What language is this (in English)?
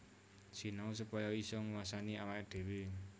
Javanese